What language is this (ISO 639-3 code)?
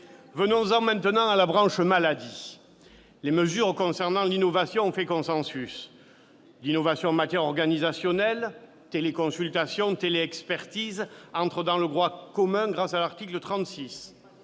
fra